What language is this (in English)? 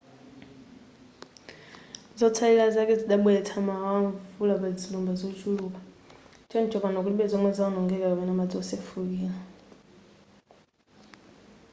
Nyanja